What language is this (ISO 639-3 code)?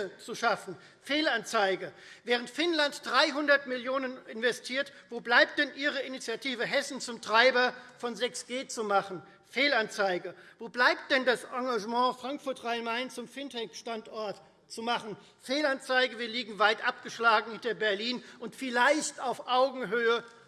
deu